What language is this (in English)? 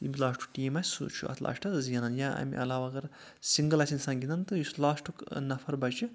Kashmiri